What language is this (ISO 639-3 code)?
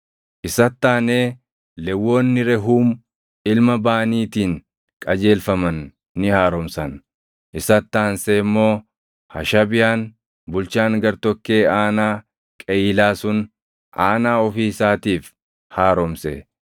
orm